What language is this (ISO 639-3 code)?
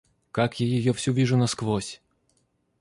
rus